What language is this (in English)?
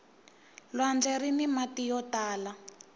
Tsonga